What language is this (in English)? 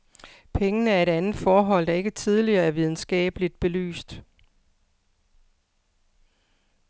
Danish